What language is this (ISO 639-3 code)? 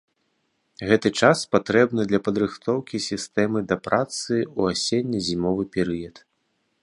bel